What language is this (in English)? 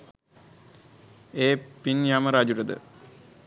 Sinhala